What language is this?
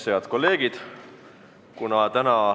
Estonian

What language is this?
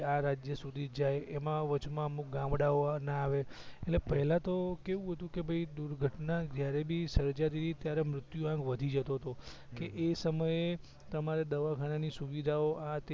Gujarati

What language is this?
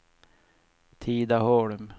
Swedish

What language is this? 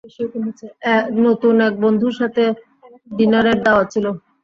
Bangla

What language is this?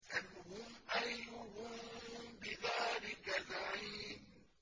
Arabic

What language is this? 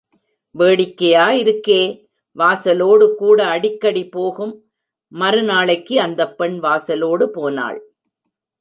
Tamil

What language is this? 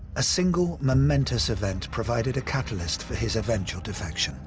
English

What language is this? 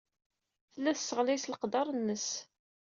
Kabyle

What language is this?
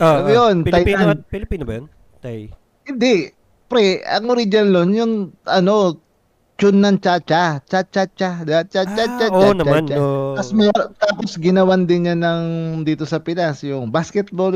Filipino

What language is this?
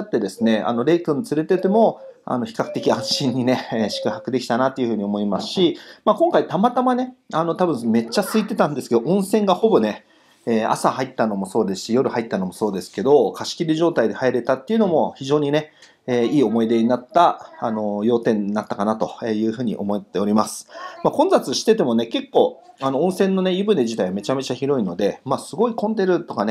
Japanese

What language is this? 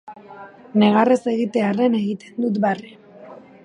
Basque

